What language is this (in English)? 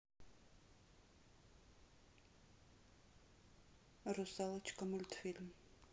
Russian